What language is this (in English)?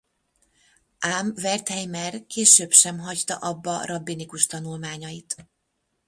Hungarian